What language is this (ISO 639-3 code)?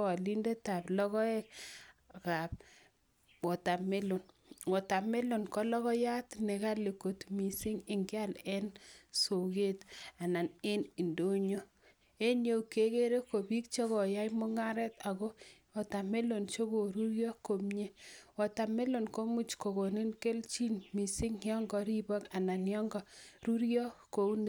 kln